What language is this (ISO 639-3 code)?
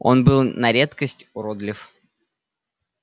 rus